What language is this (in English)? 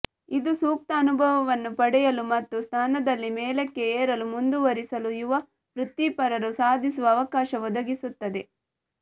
Kannada